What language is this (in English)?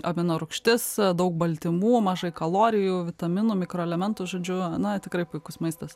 Lithuanian